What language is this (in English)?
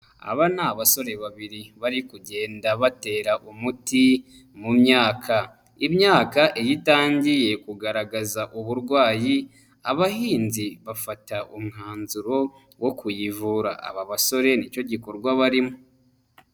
Kinyarwanda